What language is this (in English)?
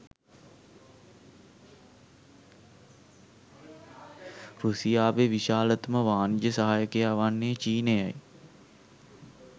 Sinhala